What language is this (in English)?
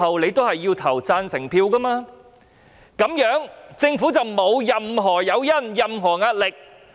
Cantonese